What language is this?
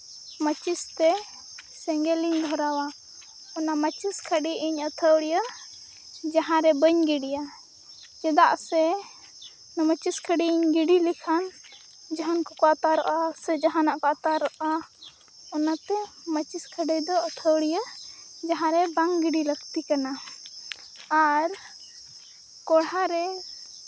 Santali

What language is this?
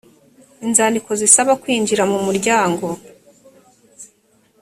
Kinyarwanda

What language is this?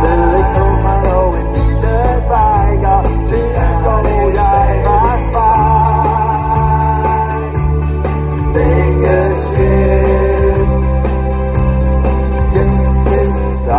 Thai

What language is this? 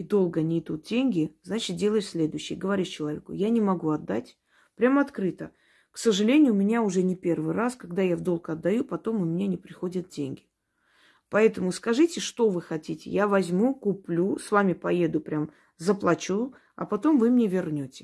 Russian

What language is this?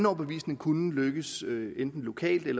Danish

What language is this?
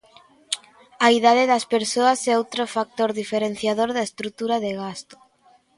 Galician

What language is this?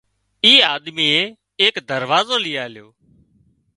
Wadiyara Koli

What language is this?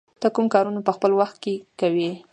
Pashto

